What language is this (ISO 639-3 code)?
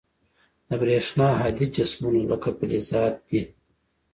pus